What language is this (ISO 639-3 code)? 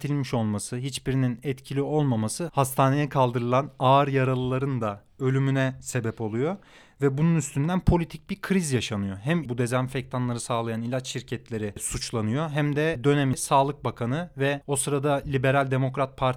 tur